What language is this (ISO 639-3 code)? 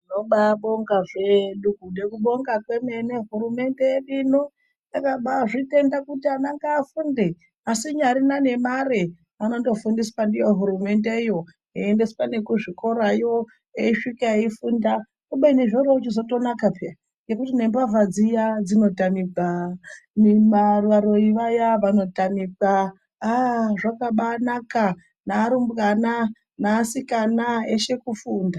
ndc